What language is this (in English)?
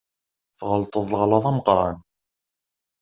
Kabyle